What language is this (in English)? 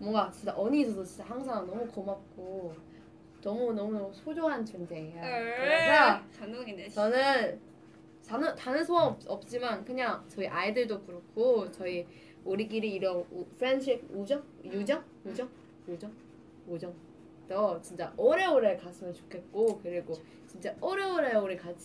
Korean